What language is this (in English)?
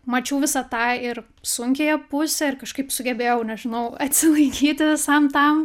Lithuanian